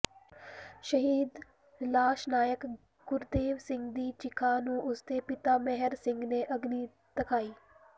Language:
Punjabi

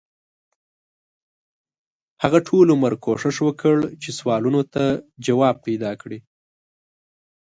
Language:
Pashto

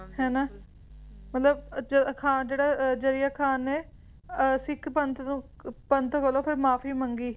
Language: Punjabi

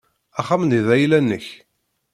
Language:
Kabyle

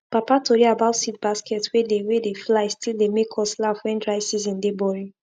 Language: Nigerian Pidgin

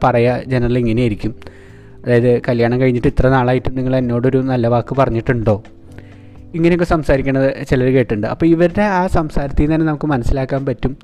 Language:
Malayalam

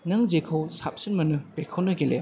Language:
Bodo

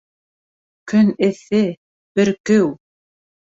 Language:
Bashkir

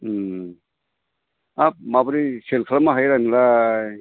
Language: Bodo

